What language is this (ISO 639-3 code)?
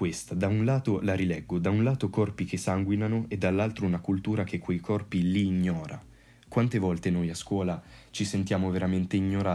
ita